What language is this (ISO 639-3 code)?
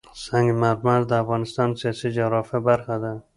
pus